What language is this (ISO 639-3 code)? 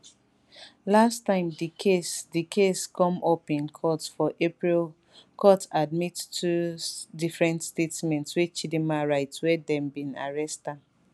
pcm